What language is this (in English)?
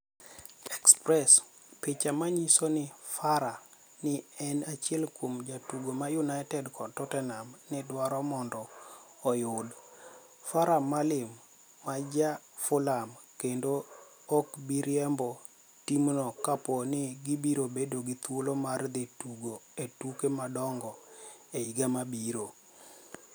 Luo (Kenya and Tanzania)